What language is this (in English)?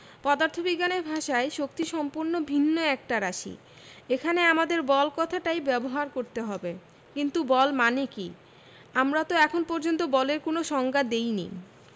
Bangla